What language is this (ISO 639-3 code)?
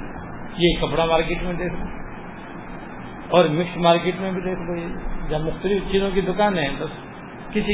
urd